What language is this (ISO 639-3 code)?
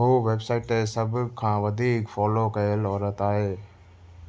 snd